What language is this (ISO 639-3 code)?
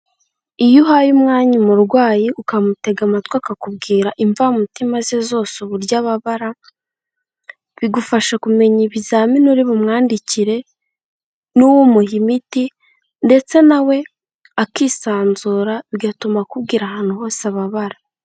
kin